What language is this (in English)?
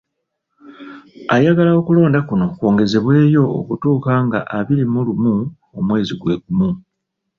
Ganda